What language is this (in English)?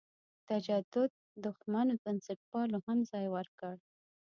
Pashto